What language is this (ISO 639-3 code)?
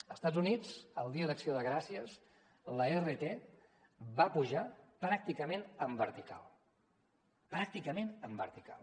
cat